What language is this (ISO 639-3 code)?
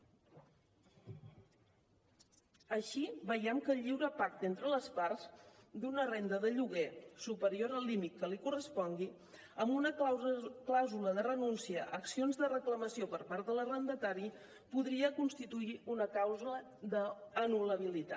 cat